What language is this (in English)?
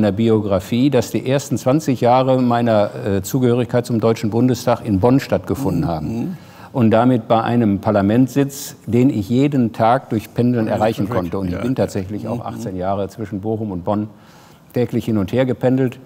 German